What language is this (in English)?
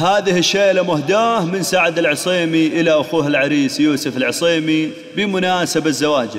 Arabic